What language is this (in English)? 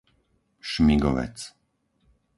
Slovak